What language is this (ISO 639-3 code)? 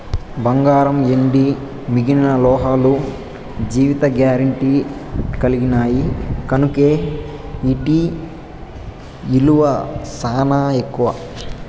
tel